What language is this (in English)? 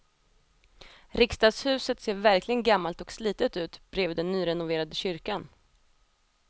Swedish